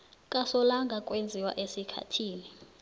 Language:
South Ndebele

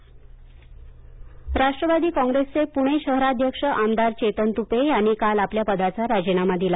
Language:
Marathi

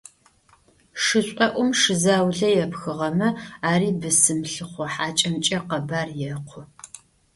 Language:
Adyghe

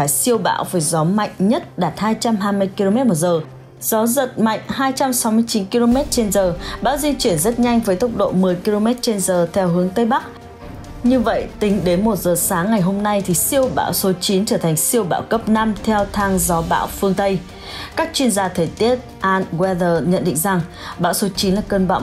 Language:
Vietnamese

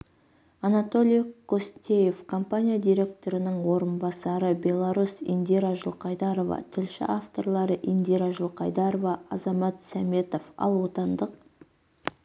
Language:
Kazakh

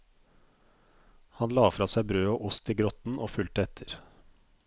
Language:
Norwegian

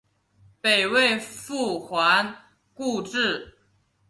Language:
Chinese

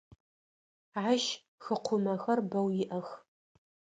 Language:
Adyghe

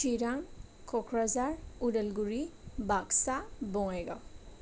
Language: Bodo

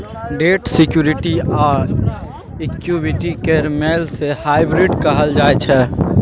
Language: Maithili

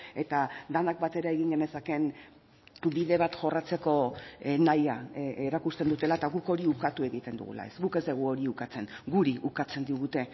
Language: Basque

